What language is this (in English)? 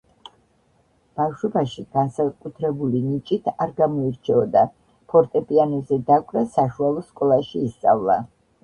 Georgian